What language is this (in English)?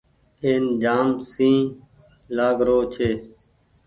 Goaria